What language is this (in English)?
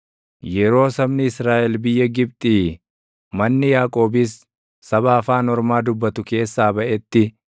Oromo